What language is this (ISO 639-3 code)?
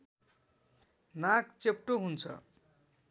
nep